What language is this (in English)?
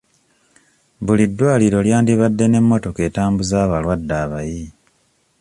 Ganda